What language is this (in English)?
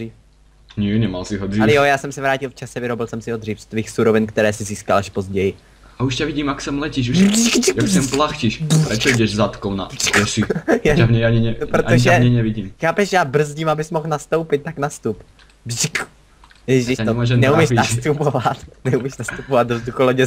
Czech